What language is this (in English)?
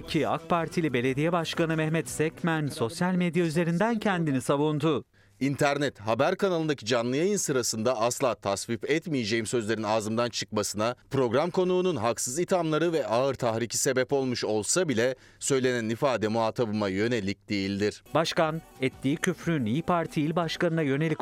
Turkish